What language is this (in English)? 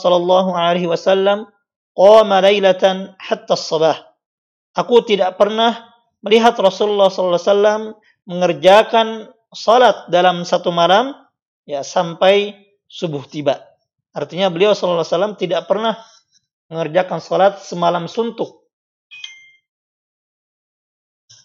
Indonesian